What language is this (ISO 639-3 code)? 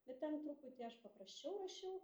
lit